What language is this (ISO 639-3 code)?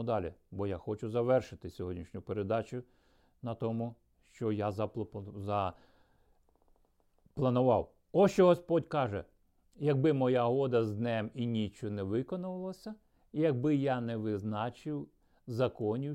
ukr